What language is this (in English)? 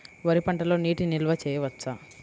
Telugu